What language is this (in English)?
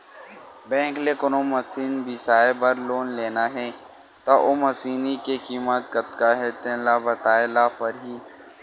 Chhattisgarhi